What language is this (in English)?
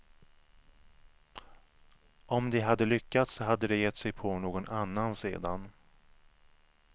Swedish